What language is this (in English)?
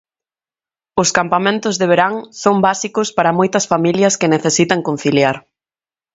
Galician